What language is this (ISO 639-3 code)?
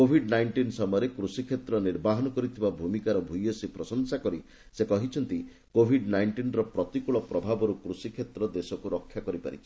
ori